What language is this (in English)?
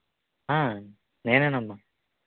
Telugu